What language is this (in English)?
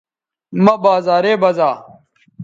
Bateri